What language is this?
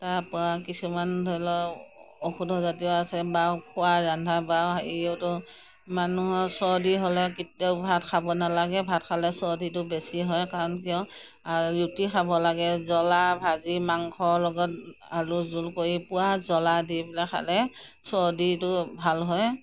Assamese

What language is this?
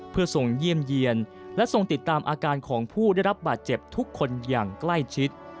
Thai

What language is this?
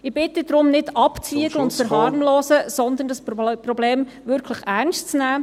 Swiss German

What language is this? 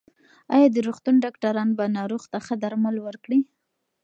Pashto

